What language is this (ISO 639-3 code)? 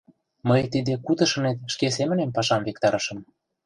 chm